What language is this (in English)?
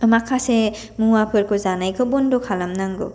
Bodo